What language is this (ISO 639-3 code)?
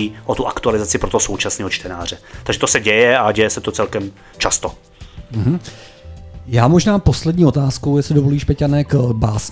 ces